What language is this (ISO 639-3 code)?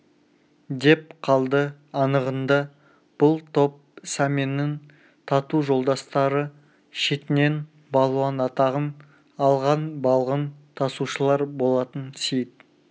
kaz